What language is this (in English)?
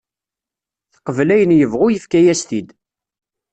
Kabyle